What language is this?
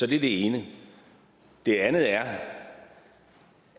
Danish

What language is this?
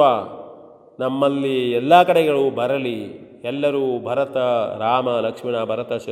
Kannada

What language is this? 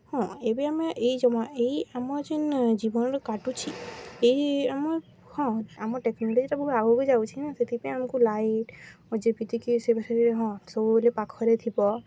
Odia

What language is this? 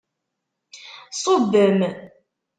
Kabyle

